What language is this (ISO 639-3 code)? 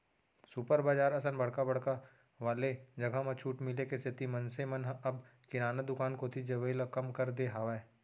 hne